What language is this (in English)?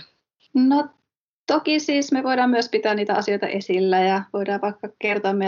Finnish